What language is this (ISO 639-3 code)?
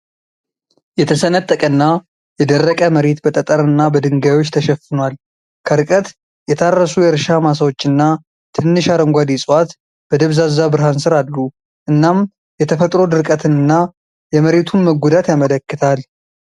amh